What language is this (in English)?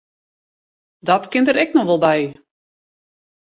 Western Frisian